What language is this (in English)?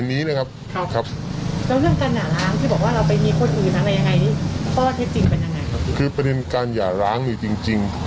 Thai